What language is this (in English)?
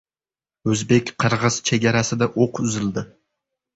Uzbek